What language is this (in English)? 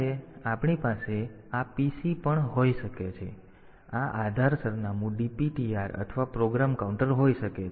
Gujarati